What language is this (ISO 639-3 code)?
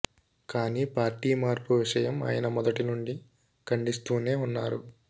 tel